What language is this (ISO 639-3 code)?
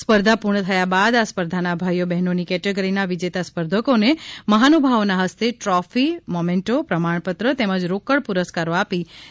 guj